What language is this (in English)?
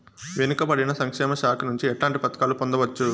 Telugu